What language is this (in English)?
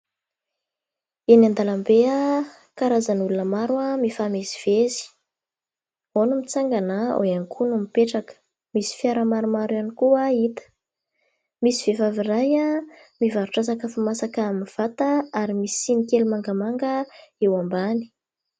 Malagasy